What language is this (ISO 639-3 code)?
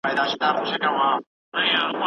pus